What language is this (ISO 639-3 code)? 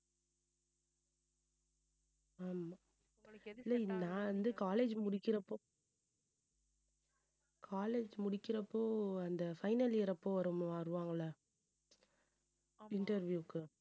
tam